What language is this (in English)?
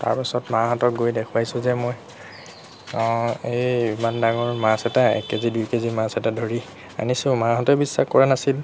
Assamese